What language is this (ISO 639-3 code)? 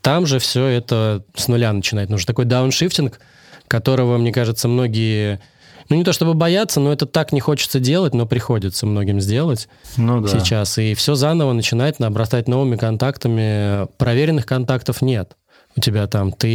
rus